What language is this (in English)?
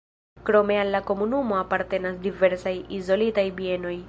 Esperanto